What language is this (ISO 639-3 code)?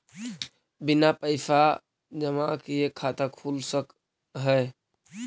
mag